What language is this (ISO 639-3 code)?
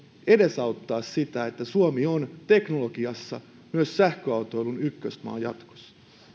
fin